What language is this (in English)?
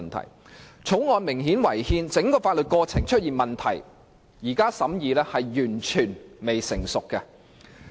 Cantonese